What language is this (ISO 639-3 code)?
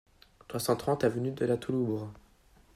fra